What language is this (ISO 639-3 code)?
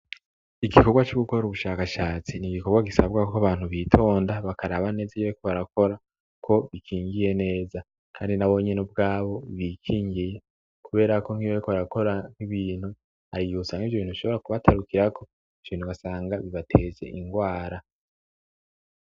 run